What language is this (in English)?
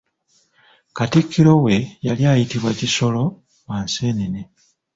Ganda